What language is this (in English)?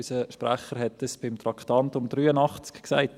Swiss German